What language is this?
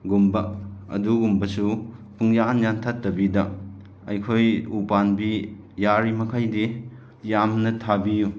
Manipuri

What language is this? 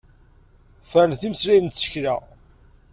Kabyle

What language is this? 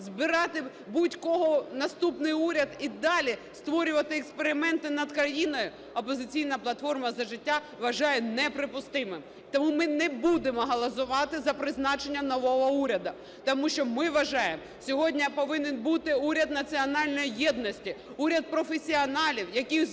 Ukrainian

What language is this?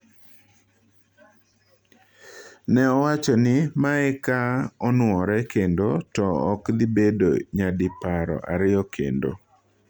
Luo (Kenya and Tanzania)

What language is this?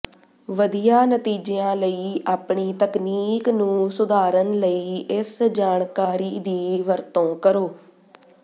Punjabi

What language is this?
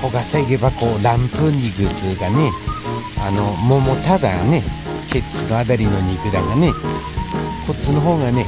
Japanese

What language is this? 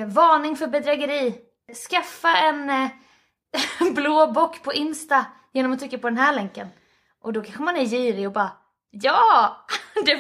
Swedish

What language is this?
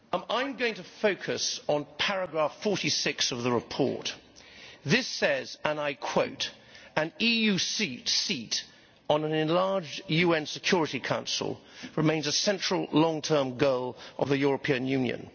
English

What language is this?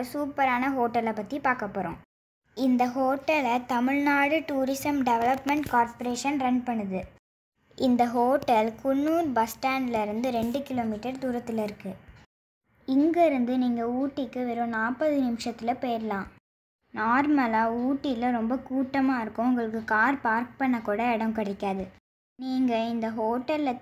Tamil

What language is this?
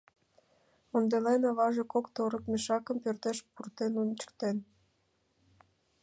Mari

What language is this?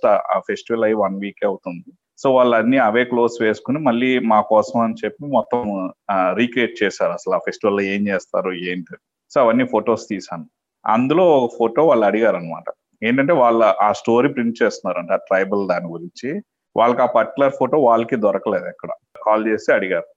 Telugu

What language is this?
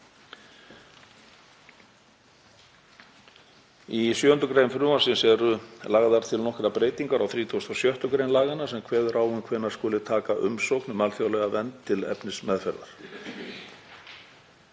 Icelandic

